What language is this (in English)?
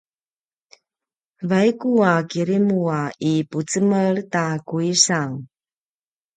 Paiwan